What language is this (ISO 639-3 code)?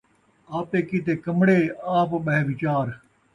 skr